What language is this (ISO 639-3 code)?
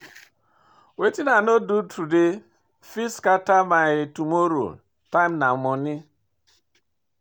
pcm